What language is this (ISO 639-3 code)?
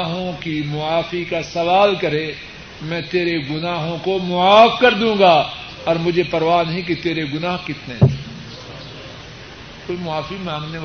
urd